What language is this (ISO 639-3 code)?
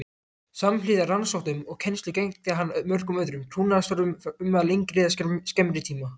isl